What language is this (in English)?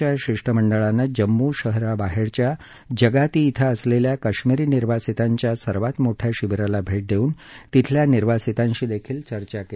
Marathi